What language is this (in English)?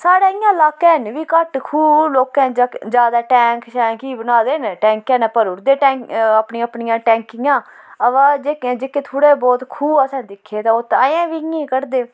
Dogri